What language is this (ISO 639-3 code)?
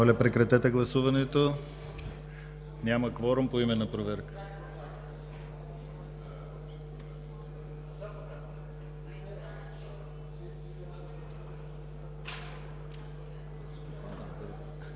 bul